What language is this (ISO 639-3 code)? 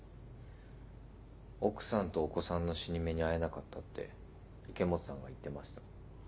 jpn